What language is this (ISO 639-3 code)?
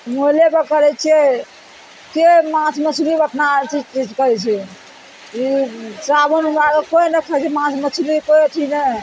mai